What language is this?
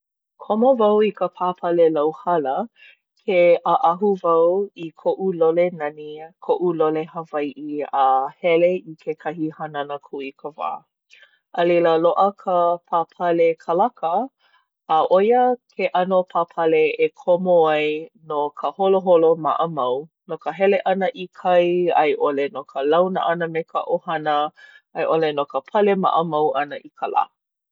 Hawaiian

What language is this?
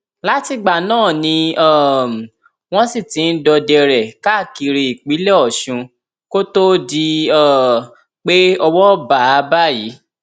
Yoruba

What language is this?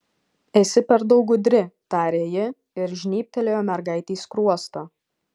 Lithuanian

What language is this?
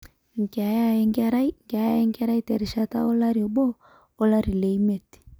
Masai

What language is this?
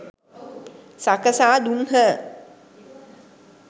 Sinhala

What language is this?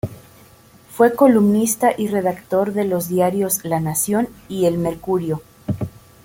Spanish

